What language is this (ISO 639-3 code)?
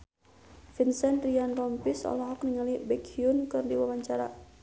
sun